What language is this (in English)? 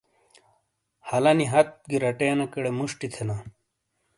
Shina